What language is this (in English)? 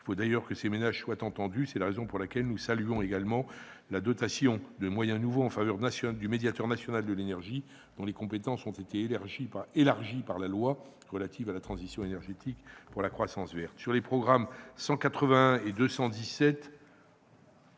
French